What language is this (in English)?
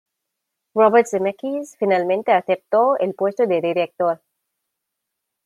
Spanish